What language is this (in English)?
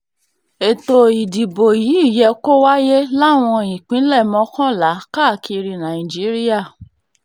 Yoruba